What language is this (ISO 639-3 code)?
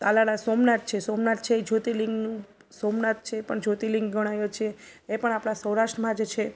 guj